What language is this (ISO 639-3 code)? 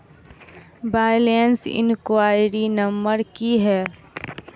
mai